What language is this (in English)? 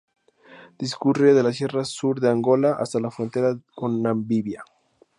Spanish